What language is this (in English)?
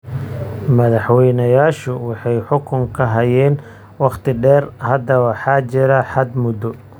Somali